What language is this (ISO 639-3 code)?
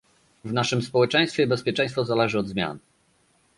pol